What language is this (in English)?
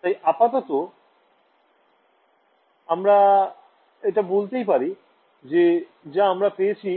Bangla